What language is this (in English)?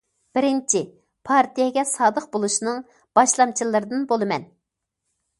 Uyghur